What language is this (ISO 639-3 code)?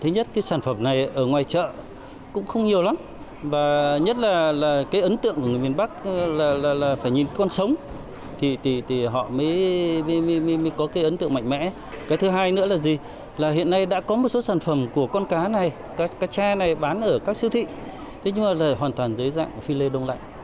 vie